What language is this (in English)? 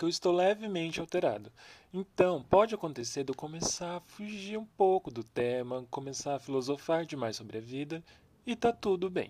Portuguese